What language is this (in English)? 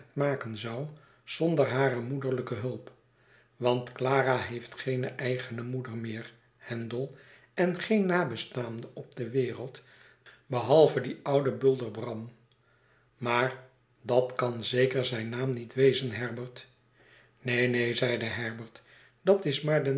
Dutch